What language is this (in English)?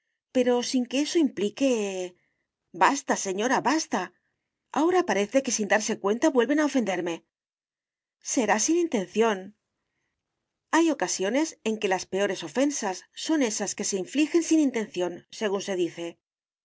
Spanish